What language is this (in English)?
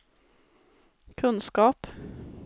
Swedish